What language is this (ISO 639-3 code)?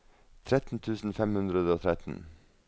nor